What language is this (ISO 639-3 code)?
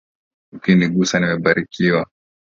swa